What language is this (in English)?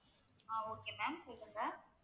Tamil